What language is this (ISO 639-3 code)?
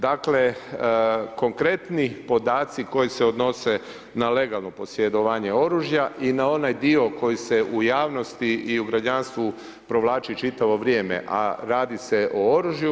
hrv